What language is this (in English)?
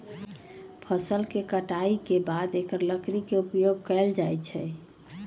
Magahi